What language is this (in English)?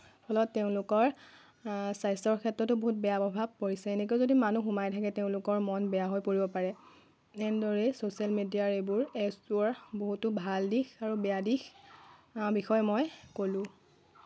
Assamese